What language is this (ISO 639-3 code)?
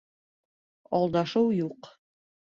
bak